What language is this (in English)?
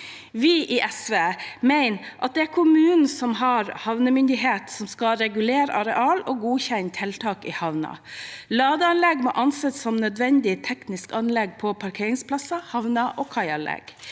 Norwegian